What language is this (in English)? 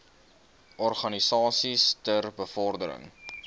Afrikaans